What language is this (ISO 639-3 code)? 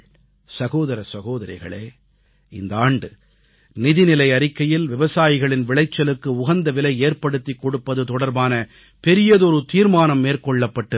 tam